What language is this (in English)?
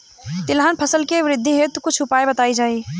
Bhojpuri